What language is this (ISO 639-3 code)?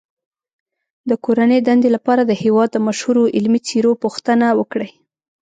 pus